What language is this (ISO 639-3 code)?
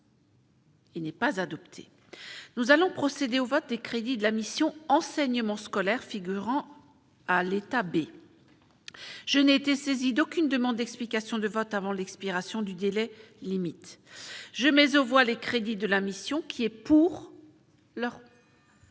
fra